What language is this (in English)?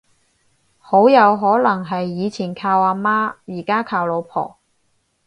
Cantonese